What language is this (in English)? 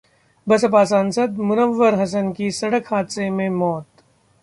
Hindi